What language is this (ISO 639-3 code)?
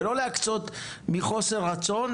heb